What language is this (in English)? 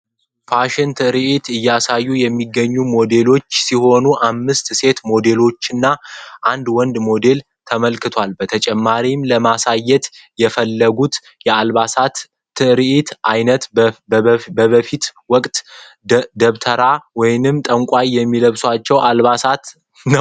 Amharic